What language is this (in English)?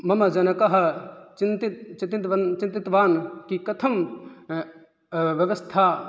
Sanskrit